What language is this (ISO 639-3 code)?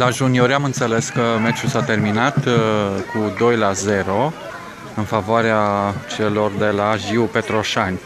ron